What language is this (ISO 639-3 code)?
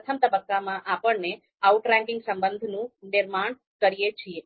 guj